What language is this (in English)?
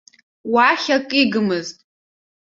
Abkhazian